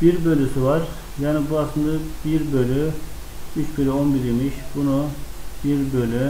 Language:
Turkish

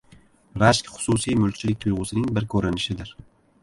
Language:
Uzbek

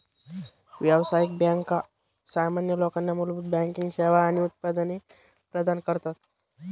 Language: Marathi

